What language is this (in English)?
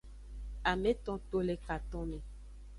Aja (Benin)